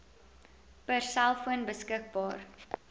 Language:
Afrikaans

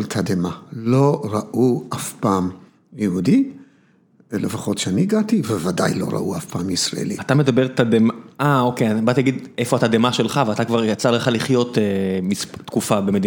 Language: Hebrew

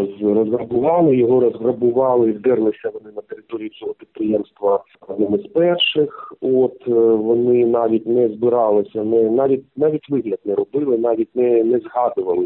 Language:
Ukrainian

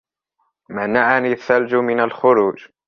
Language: Arabic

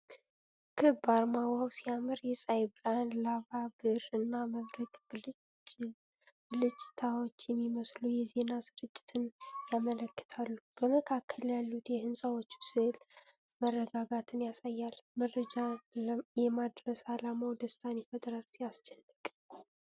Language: Amharic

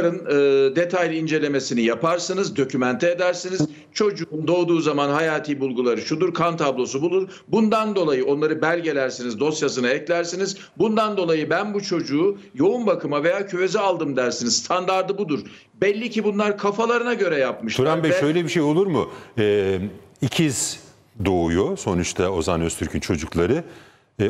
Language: Turkish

